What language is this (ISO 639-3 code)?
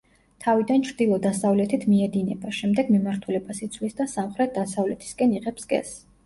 kat